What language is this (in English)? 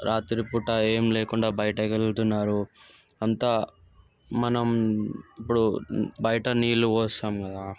Telugu